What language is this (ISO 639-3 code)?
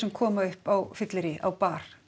isl